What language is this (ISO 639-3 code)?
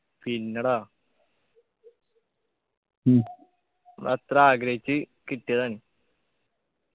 mal